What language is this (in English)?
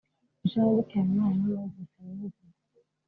Kinyarwanda